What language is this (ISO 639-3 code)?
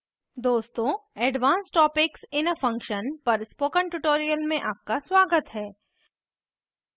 hin